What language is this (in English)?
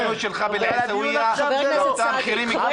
Hebrew